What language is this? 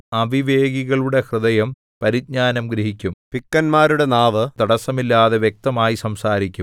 Malayalam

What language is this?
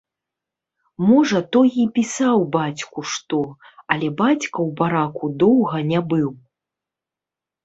Belarusian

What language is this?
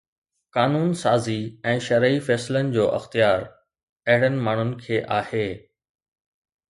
Sindhi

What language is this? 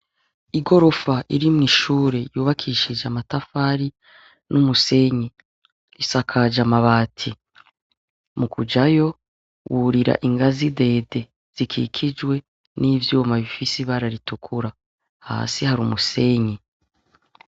Rundi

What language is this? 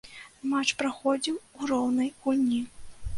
Belarusian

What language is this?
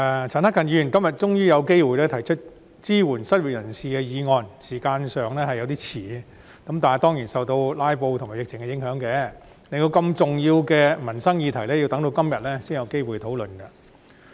Cantonese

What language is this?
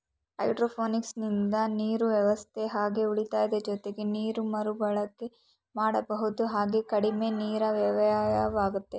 Kannada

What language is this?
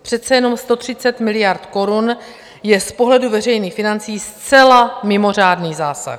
Czech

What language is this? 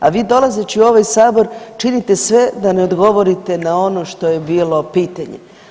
Croatian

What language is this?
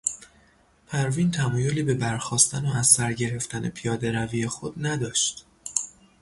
Persian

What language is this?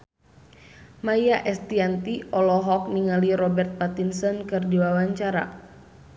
Sundanese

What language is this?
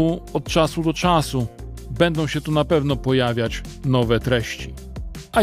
Polish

